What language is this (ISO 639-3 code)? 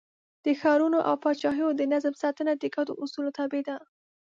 pus